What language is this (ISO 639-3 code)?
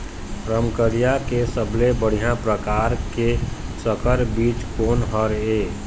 hne